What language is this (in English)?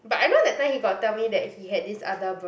English